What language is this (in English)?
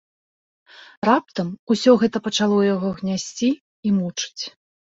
Belarusian